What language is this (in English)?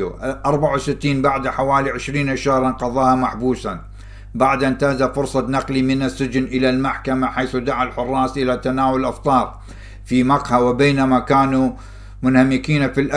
Arabic